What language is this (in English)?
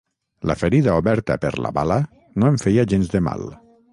Catalan